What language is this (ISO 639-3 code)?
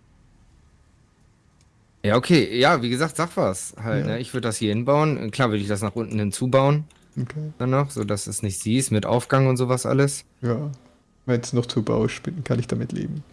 deu